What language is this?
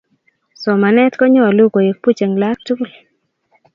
Kalenjin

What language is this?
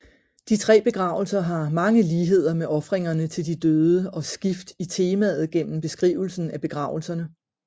Danish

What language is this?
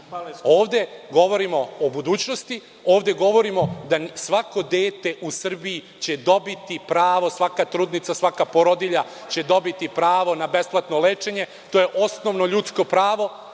Serbian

